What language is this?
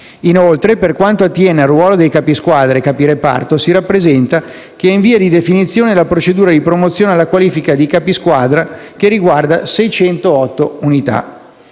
Italian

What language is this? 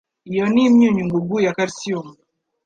Kinyarwanda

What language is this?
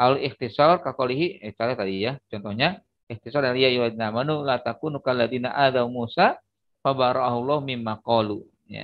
Indonesian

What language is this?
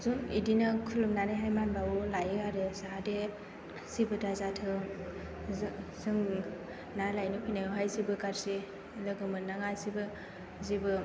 Bodo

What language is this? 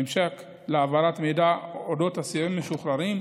Hebrew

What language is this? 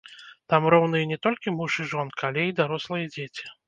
Belarusian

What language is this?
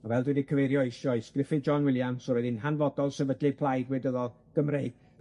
Welsh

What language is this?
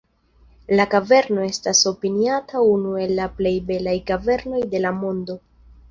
Esperanto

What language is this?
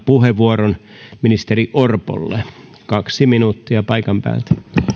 Finnish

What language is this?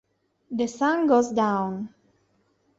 Italian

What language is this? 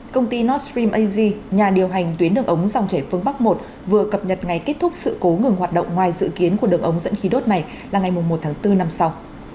Vietnamese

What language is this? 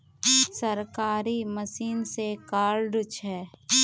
Magahi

